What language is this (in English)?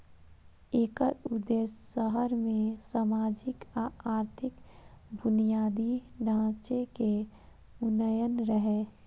Maithili